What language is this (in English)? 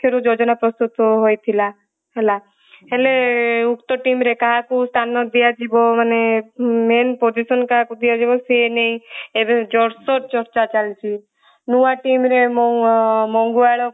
Odia